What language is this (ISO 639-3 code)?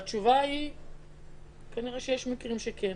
heb